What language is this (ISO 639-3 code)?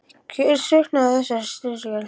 isl